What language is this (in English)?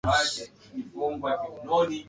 Swahili